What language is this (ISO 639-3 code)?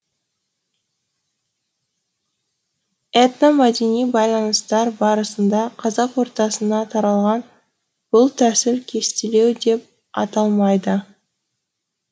kaz